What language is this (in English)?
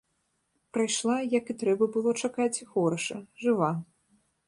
Belarusian